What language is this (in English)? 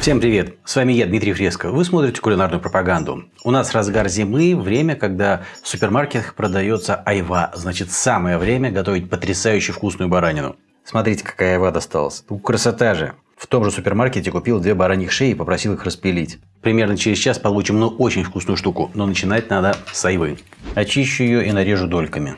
Russian